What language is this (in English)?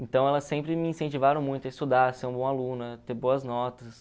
Portuguese